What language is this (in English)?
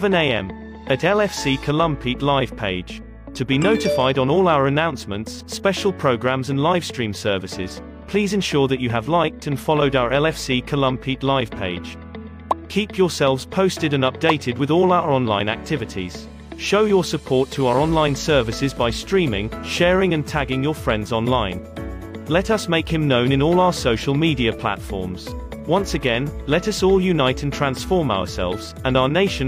Filipino